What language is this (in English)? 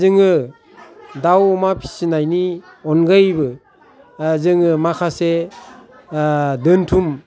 Bodo